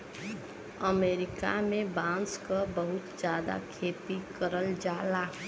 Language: Bhojpuri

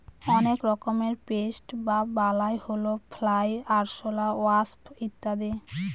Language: Bangla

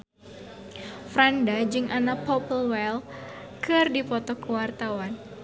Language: Sundanese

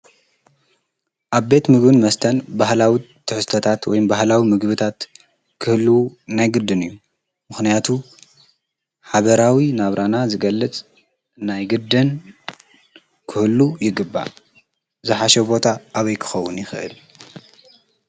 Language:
Tigrinya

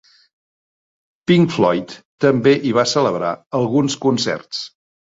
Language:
Catalan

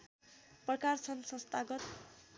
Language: Nepali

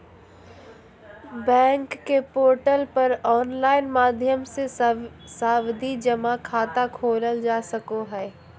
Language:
Magahi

